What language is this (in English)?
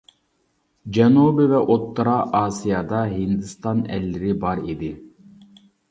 Uyghur